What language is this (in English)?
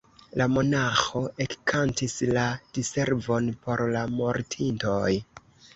Esperanto